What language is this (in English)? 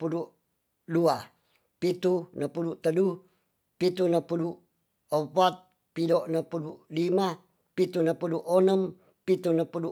Tonsea